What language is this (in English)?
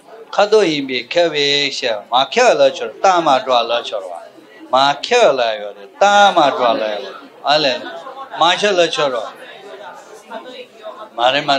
Turkish